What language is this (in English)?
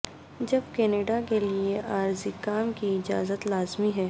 Urdu